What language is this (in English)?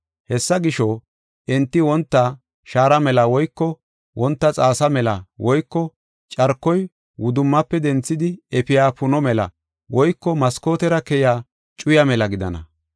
Gofa